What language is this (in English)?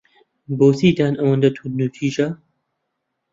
Central Kurdish